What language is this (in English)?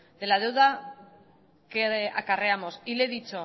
Spanish